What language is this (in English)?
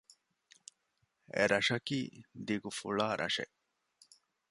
Divehi